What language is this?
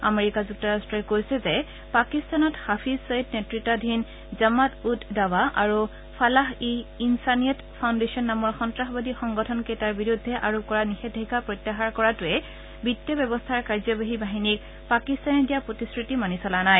Assamese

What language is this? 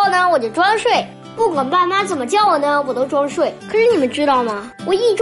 Chinese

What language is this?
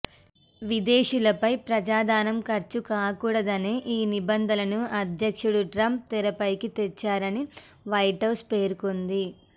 Telugu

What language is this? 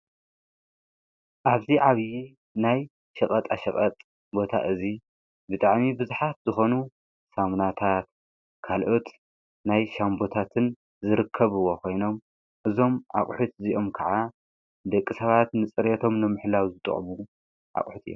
Tigrinya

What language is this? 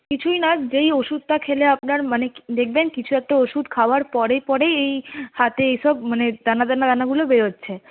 Bangla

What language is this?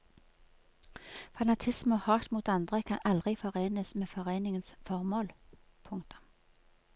Norwegian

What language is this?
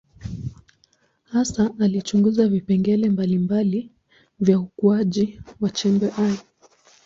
Swahili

